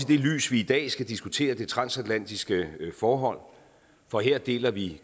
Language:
Danish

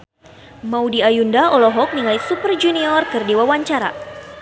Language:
Sundanese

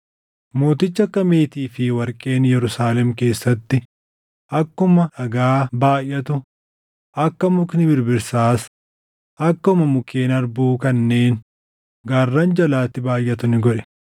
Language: Oromo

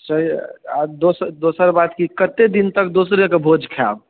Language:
Maithili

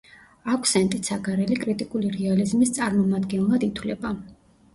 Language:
Georgian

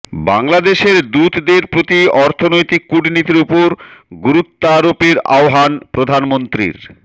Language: Bangla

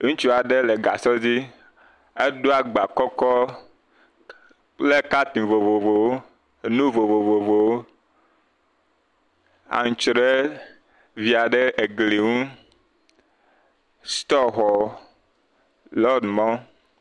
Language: Ewe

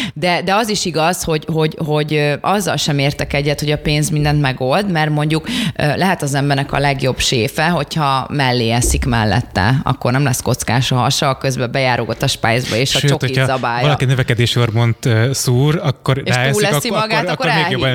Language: Hungarian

